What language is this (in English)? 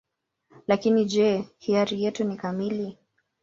Swahili